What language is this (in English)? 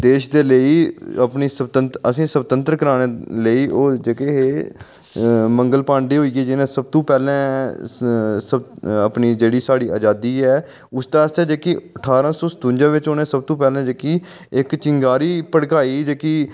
Dogri